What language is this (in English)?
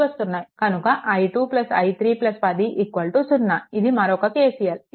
Telugu